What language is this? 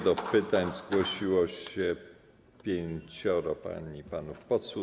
Polish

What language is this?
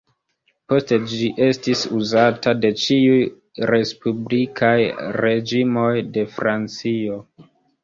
Esperanto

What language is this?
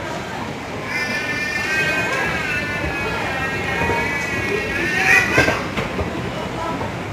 Arabic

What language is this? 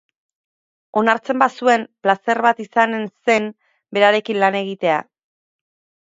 Basque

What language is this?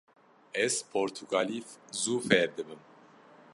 Kurdish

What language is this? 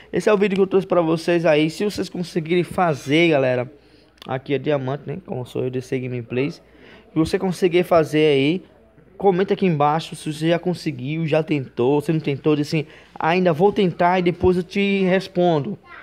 Portuguese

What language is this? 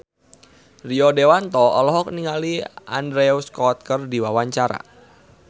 Sundanese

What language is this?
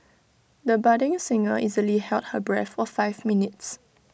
English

